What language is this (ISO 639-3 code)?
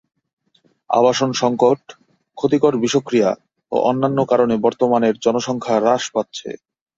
ben